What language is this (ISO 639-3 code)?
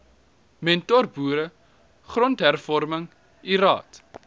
afr